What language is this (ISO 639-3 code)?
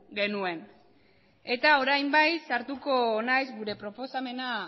eus